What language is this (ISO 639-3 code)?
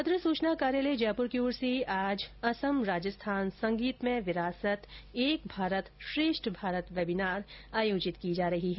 hin